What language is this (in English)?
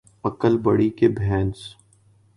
Urdu